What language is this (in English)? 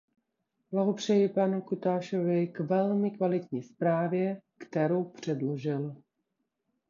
Czech